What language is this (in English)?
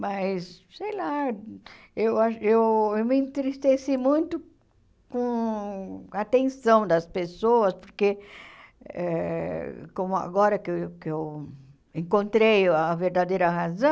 Portuguese